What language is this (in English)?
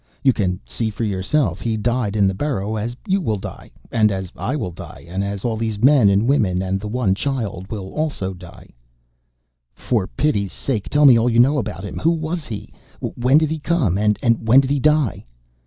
English